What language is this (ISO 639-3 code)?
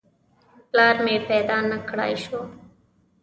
pus